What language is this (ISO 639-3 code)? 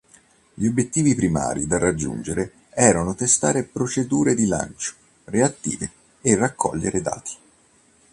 ita